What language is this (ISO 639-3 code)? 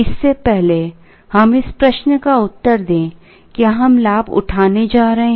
hin